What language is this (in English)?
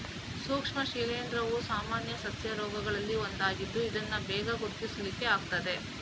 Kannada